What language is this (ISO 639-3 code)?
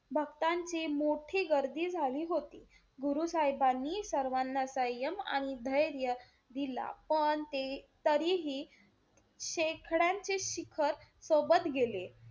mar